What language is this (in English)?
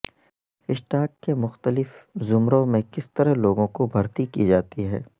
Urdu